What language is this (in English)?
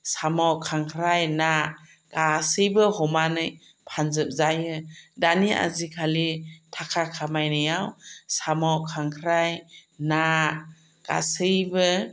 Bodo